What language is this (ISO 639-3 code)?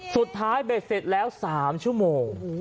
tha